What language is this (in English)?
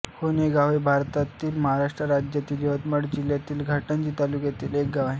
Marathi